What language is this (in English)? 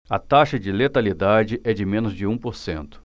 Portuguese